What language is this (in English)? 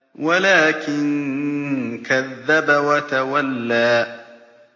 Arabic